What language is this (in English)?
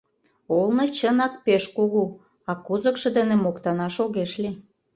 Mari